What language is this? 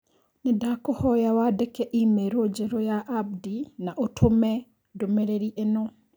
Kikuyu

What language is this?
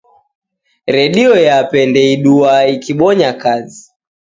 Taita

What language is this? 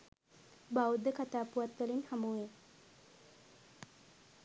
Sinhala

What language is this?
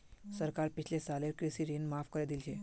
Magahi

